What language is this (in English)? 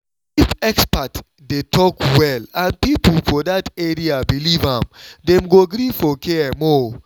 Nigerian Pidgin